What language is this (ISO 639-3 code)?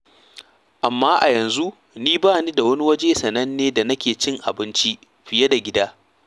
hau